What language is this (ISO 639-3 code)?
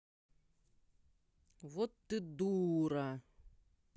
rus